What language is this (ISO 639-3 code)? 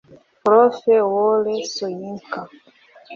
kin